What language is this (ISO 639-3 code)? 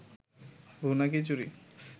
ben